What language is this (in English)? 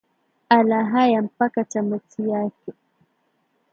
Swahili